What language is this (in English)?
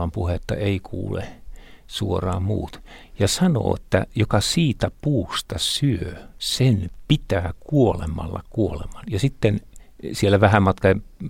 Finnish